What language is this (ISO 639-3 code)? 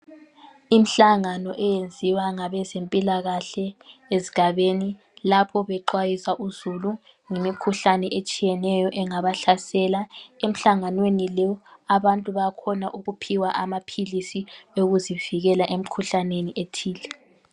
nde